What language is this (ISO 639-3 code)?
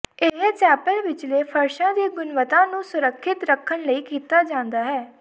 pan